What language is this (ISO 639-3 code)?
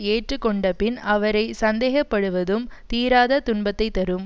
tam